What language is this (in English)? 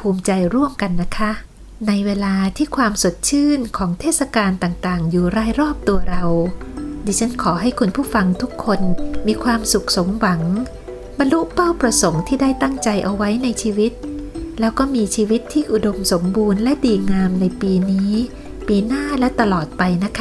Thai